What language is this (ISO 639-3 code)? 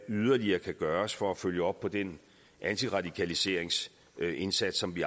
dan